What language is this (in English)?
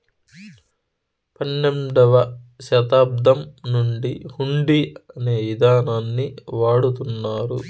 Telugu